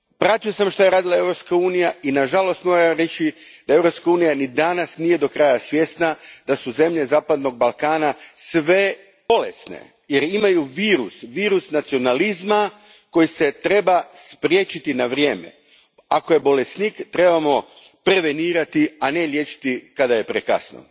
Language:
Croatian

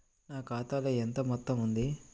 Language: Telugu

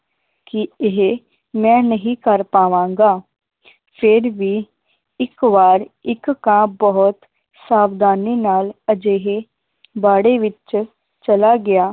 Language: Punjabi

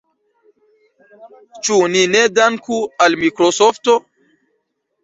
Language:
Esperanto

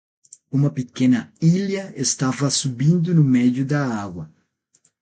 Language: Portuguese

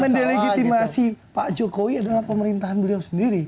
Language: Indonesian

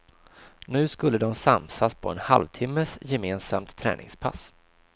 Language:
Swedish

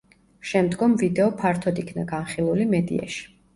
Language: Georgian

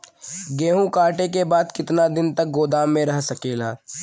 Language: Bhojpuri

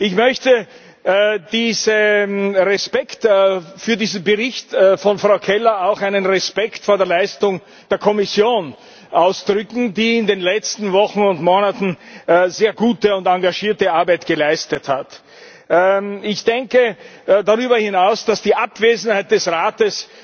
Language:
German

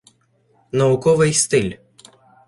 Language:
Ukrainian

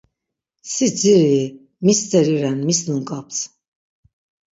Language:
Laz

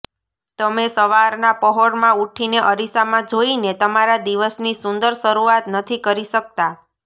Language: Gujarati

